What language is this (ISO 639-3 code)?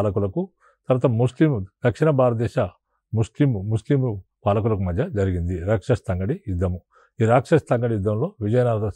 tel